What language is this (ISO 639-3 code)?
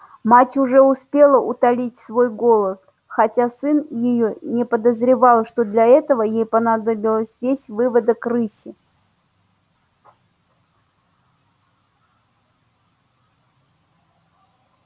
rus